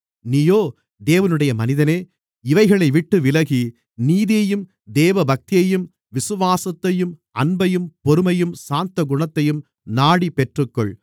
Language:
Tamil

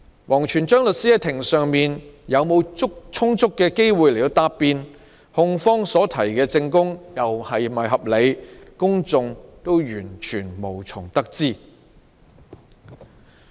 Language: Cantonese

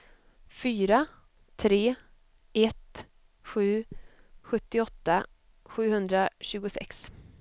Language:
Swedish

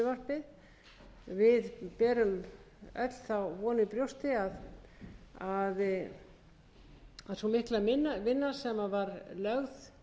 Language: Icelandic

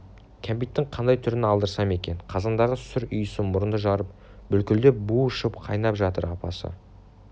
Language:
Kazakh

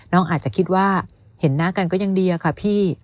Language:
Thai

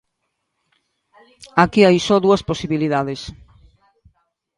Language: Galician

